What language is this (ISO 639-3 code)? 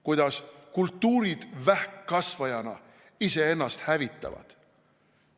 est